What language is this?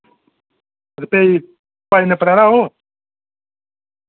Dogri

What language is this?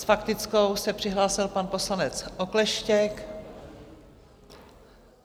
Czech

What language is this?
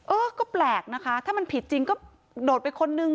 Thai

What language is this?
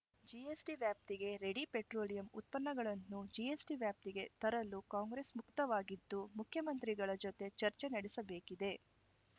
Kannada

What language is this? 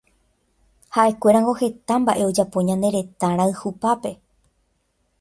Guarani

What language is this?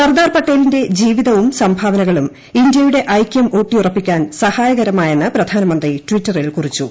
Malayalam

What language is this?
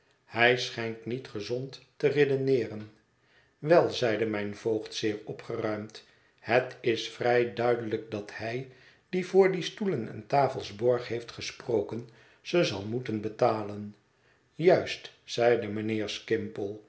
Dutch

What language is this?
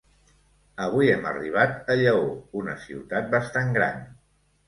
Catalan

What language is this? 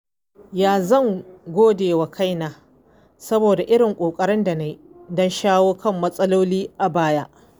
Hausa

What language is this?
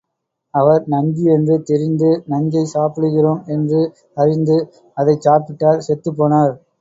Tamil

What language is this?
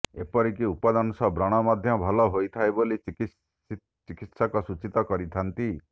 Odia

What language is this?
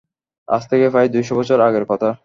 Bangla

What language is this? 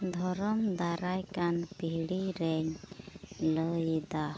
Santali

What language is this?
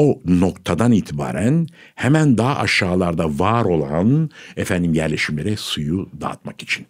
Turkish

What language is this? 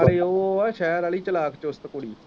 Punjabi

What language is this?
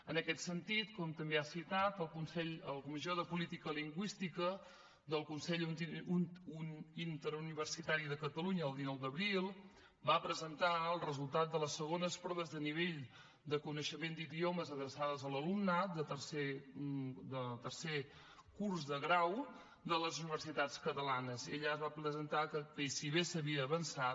Catalan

